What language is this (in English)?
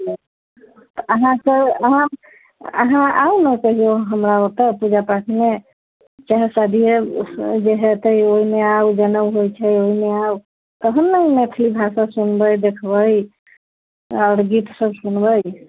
Maithili